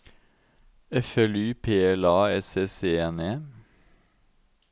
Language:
Norwegian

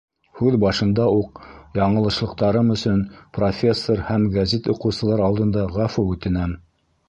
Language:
Bashkir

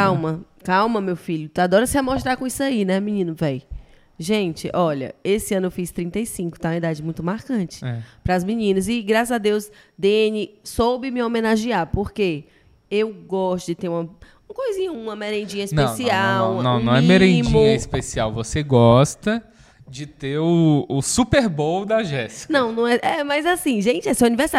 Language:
Portuguese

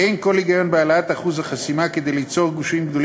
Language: Hebrew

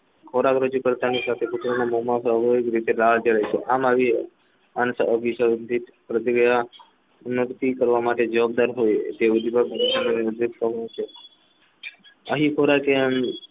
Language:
Gujarati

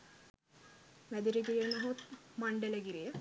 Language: Sinhala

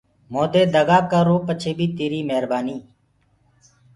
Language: Gurgula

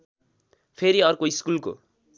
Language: Nepali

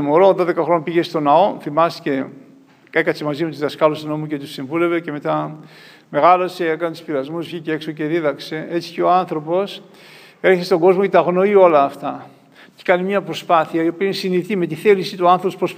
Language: Greek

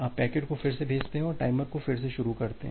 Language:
Hindi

